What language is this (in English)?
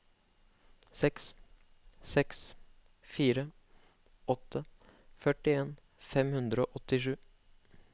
Norwegian